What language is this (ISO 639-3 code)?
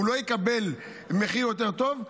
heb